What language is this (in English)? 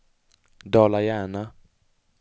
Swedish